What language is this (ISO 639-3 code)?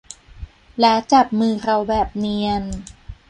tha